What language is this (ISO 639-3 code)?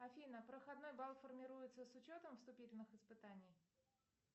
rus